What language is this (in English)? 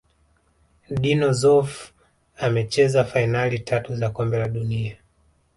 Swahili